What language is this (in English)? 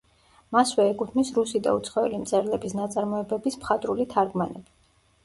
Georgian